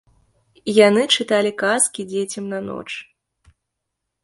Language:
Belarusian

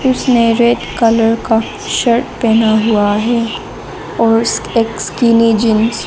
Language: Hindi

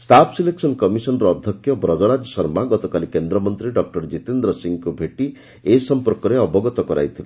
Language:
Odia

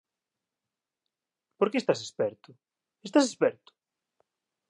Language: Galician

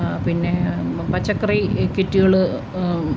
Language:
Malayalam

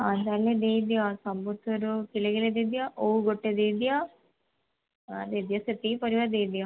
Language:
Odia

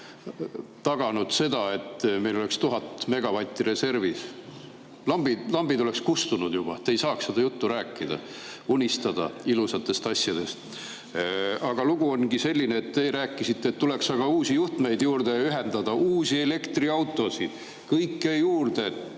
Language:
Estonian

